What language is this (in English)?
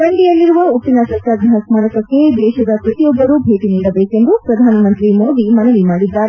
Kannada